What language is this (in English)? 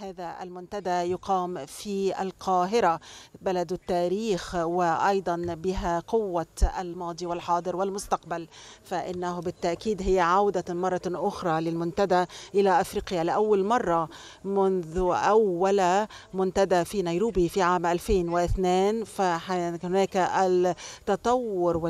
Arabic